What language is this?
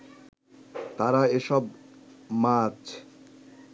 Bangla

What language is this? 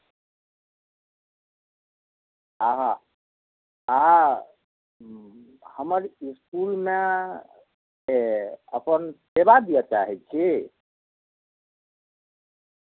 Maithili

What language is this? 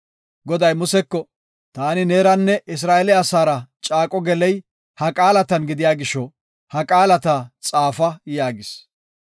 Gofa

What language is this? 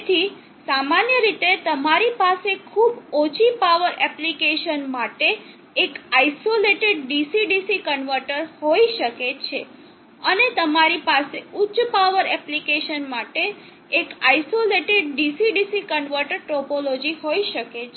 Gujarati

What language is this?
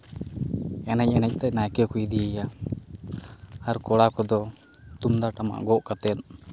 Santali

